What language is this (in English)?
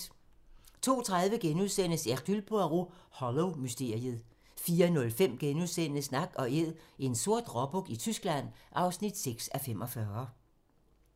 Danish